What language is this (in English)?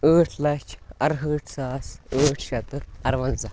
Kashmiri